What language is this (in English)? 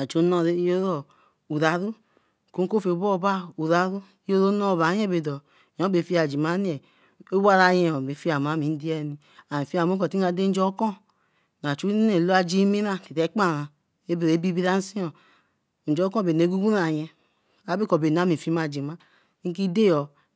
Eleme